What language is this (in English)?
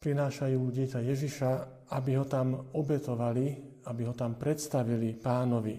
Slovak